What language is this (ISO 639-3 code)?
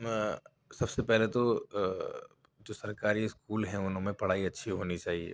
urd